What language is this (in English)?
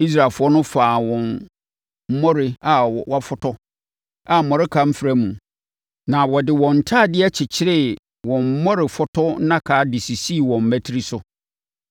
Akan